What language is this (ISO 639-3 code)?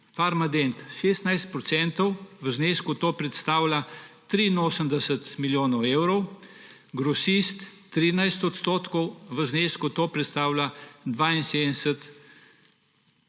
slv